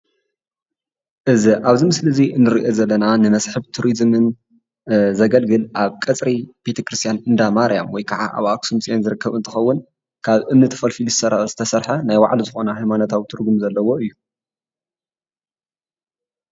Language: Tigrinya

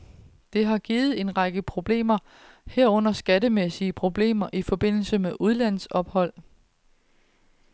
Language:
Danish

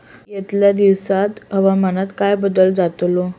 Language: Marathi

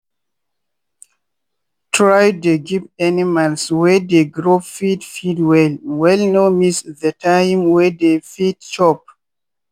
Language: Nigerian Pidgin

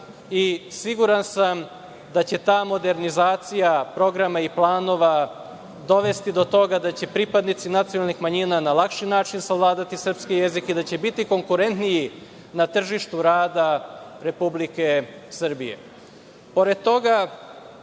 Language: Serbian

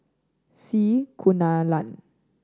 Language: English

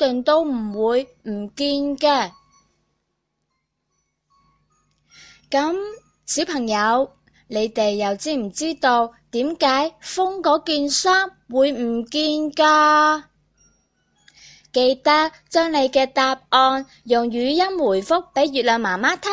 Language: Chinese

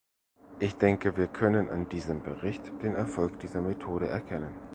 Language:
German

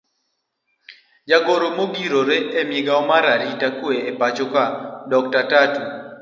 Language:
Luo (Kenya and Tanzania)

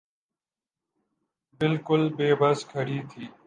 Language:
Urdu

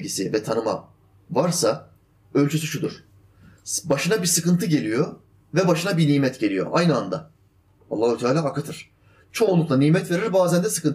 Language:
Turkish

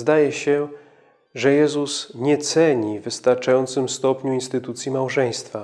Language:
Polish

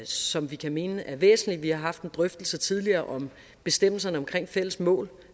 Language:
Danish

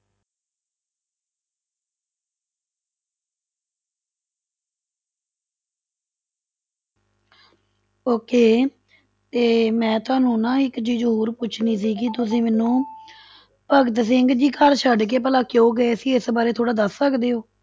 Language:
Punjabi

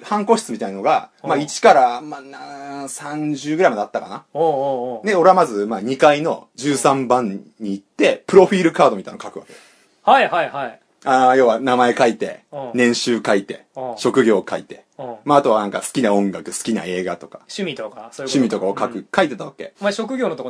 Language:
Japanese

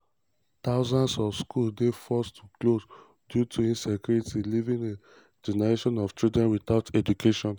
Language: Nigerian Pidgin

